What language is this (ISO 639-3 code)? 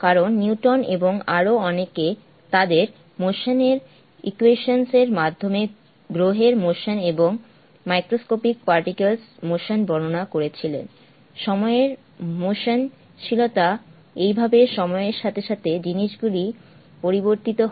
ben